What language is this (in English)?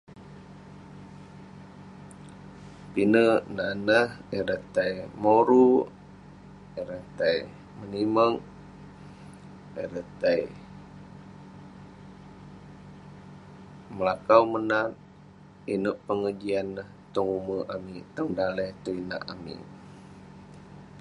Western Penan